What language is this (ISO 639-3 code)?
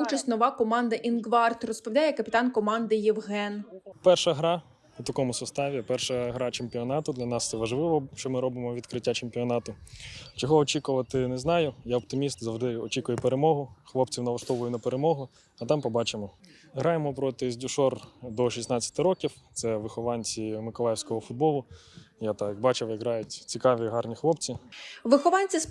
ukr